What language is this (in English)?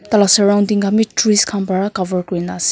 Naga Pidgin